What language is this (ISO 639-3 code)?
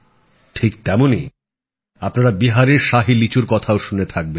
ben